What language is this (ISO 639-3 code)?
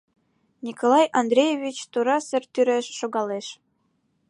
chm